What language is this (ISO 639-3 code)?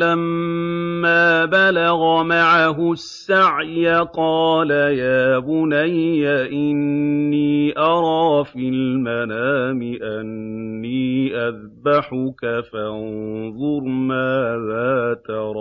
ara